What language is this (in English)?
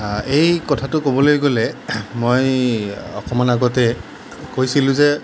Assamese